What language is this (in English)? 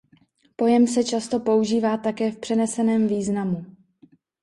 Czech